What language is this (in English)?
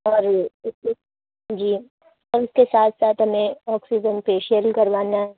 Urdu